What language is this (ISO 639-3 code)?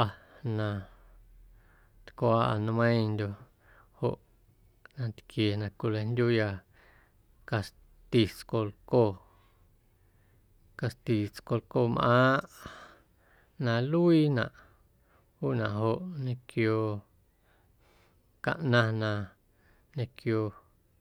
amu